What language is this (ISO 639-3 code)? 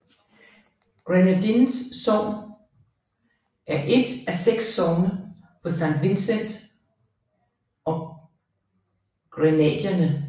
dan